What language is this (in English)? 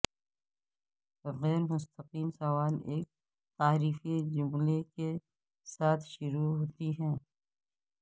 Urdu